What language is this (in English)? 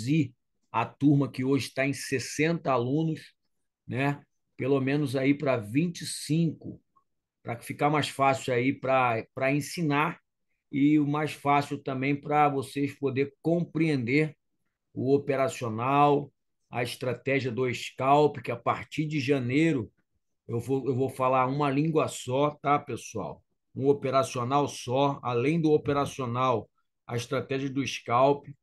Portuguese